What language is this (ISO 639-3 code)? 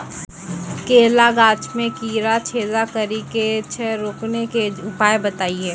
mai